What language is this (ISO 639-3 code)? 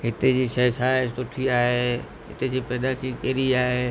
snd